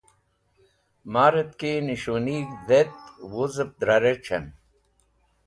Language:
Wakhi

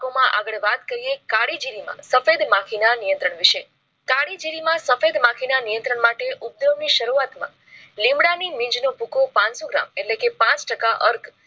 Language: Gujarati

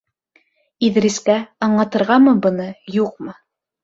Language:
Bashkir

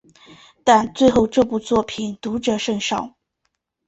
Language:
Chinese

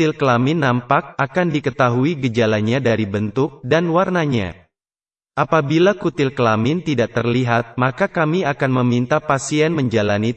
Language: Indonesian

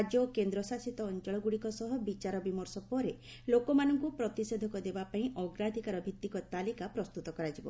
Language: Odia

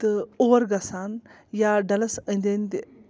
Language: Kashmiri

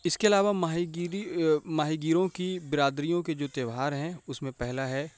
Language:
Urdu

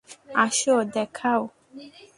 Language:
Bangla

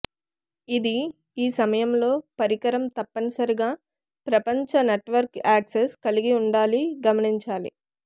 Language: Telugu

